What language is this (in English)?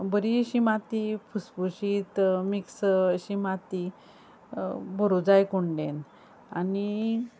Konkani